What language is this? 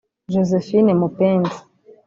Kinyarwanda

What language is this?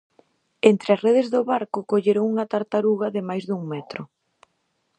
Galician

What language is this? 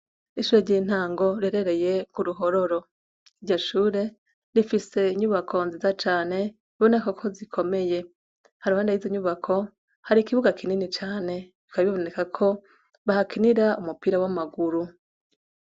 Rundi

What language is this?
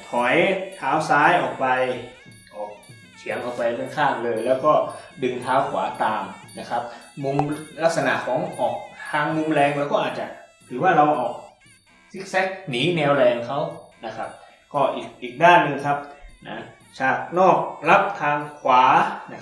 Thai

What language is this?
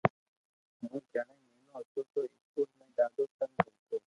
Loarki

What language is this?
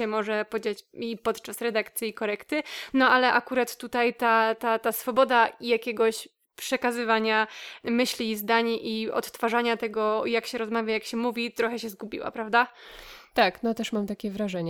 Polish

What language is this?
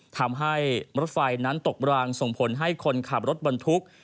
Thai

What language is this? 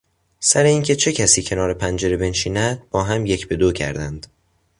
Persian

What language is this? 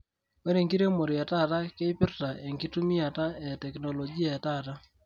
Masai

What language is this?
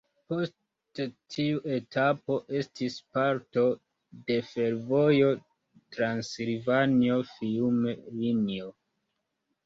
Esperanto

